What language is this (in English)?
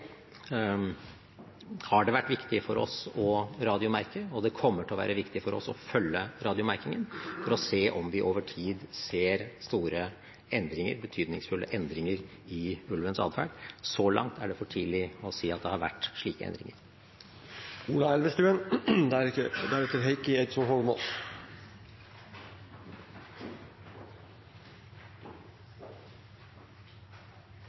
Norwegian